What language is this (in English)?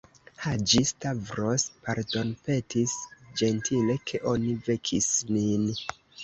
Esperanto